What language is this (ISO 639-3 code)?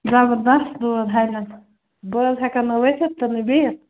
kas